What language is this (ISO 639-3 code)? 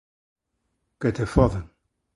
glg